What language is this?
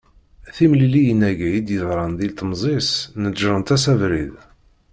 Kabyle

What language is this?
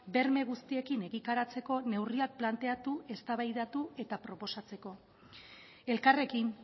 Basque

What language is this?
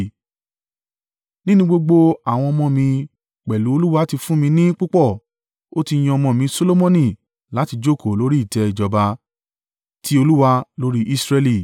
Yoruba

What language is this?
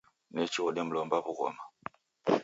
Taita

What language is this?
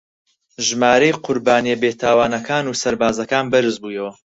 Central Kurdish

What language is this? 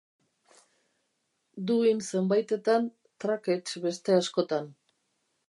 Basque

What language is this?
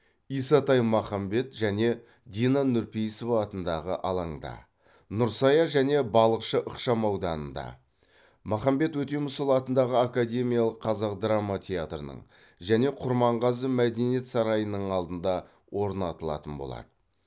Kazakh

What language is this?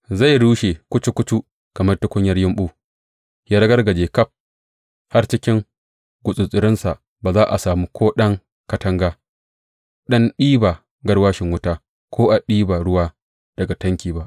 Hausa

